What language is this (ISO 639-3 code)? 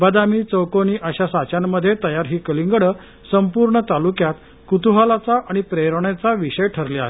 mar